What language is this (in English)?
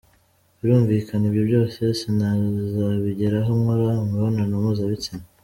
Kinyarwanda